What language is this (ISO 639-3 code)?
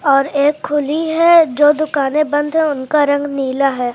hin